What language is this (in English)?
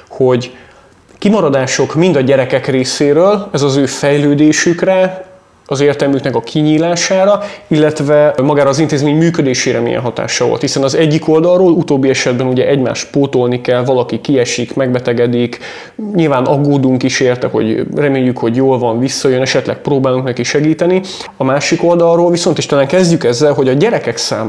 Hungarian